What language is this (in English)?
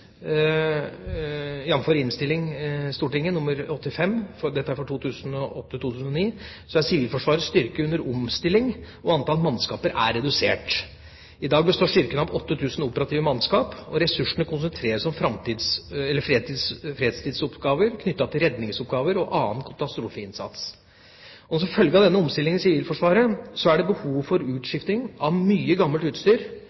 Norwegian Bokmål